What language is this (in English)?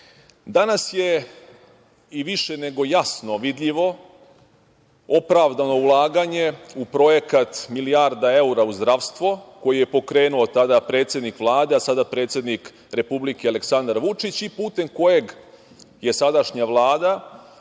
Serbian